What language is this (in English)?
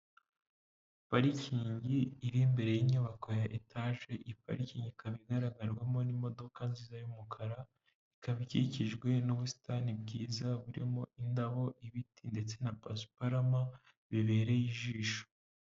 Kinyarwanda